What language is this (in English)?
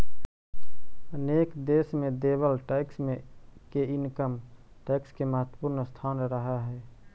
Magahi